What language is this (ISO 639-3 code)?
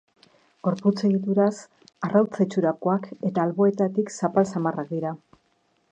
eus